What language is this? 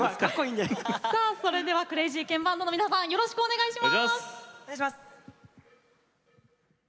Japanese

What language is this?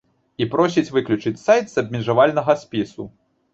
Belarusian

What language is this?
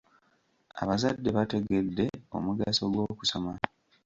Ganda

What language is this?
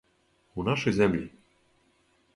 Serbian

